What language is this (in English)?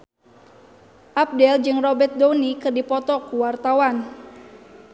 Sundanese